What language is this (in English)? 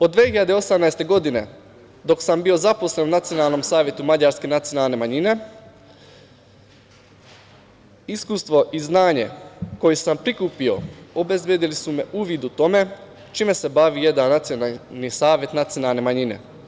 Serbian